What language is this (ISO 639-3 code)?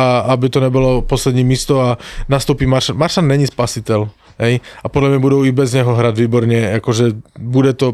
slk